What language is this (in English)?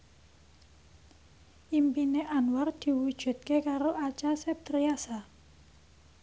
Javanese